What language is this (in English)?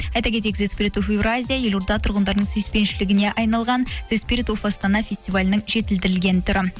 Kazakh